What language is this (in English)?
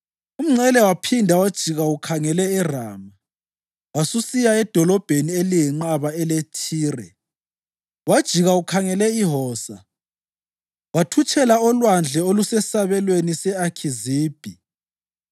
North Ndebele